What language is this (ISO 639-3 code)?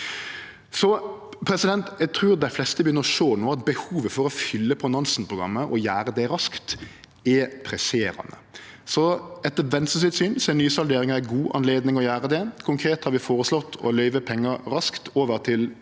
nor